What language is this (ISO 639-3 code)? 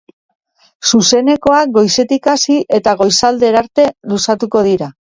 eus